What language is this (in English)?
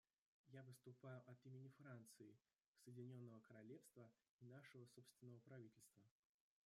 Russian